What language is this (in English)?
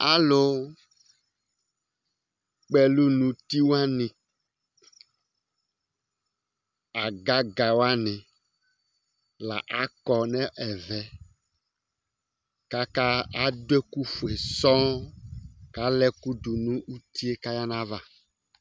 Ikposo